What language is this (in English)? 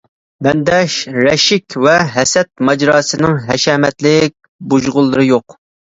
Uyghur